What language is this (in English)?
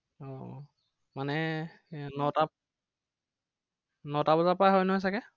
Assamese